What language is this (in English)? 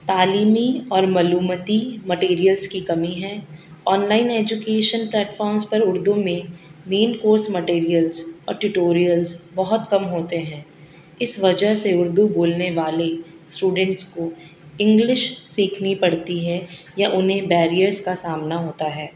Urdu